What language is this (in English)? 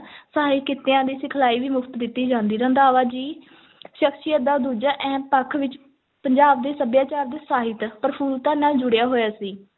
Punjabi